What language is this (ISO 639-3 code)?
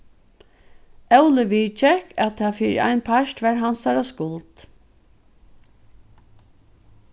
fao